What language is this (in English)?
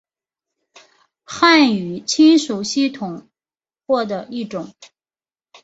Chinese